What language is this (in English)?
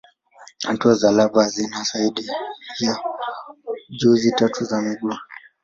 Swahili